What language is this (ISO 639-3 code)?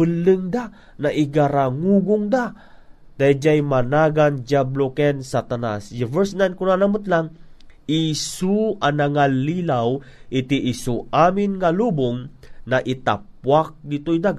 fil